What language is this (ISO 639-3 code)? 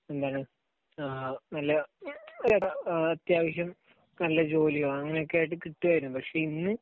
mal